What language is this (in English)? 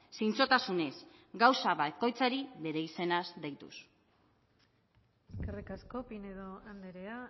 Basque